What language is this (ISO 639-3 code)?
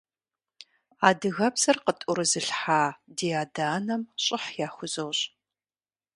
kbd